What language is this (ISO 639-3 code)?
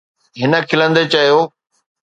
snd